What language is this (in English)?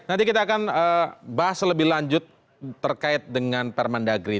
Indonesian